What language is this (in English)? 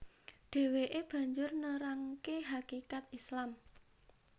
Javanese